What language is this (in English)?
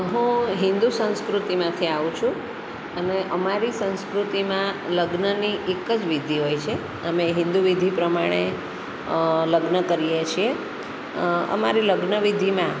Gujarati